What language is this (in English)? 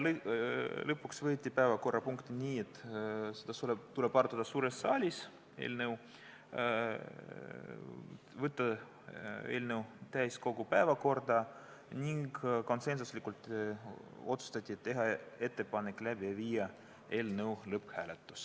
Estonian